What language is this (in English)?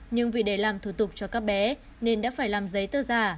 Vietnamese